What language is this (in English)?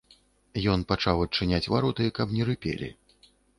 Belarusian